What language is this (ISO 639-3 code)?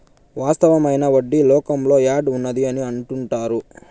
tel